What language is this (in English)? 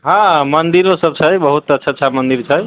Maithili